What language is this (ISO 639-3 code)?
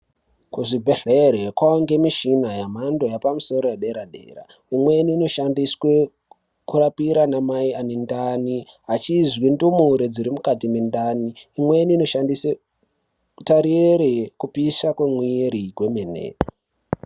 ndc